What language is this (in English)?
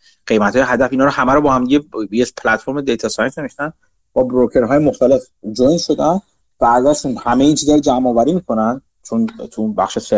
Persian